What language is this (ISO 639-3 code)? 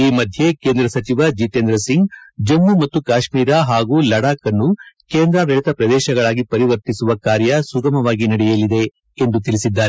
kan